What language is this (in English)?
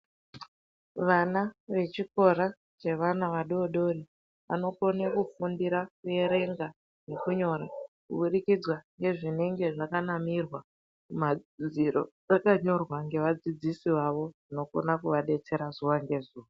Ndau